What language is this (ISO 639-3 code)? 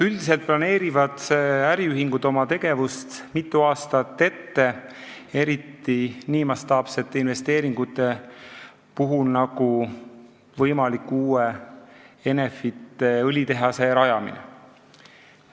est